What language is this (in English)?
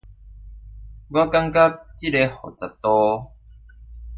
Chinese